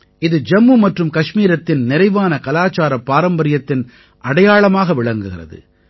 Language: Tamil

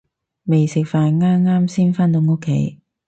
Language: Cantonese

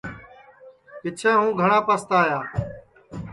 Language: Sansi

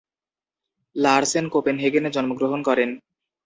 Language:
Bangla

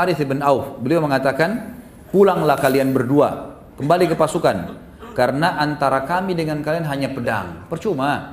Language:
Indonesian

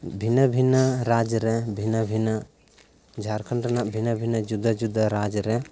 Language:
Santali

